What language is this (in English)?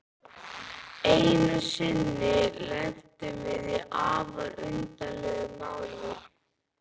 Icelandic